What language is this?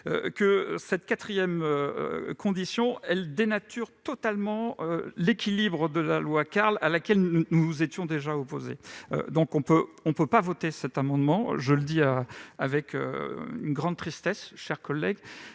French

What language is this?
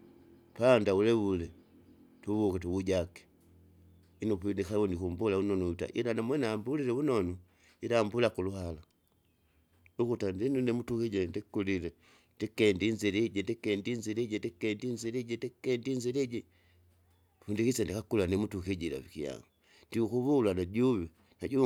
Kinga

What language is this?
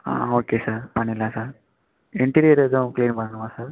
Tamil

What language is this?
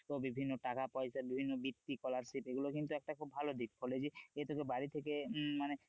Bangla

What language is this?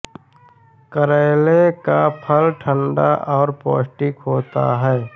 Hindi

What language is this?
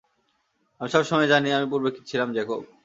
Bangla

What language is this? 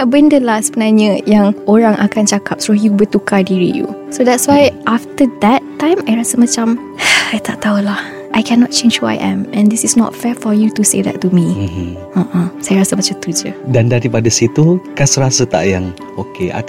Malay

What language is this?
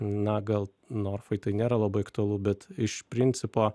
Lithuanian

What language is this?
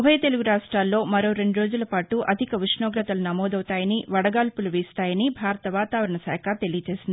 Telugu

